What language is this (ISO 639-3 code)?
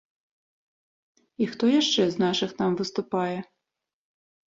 bel